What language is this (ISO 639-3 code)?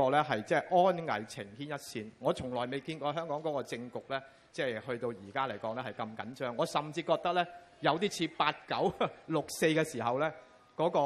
zho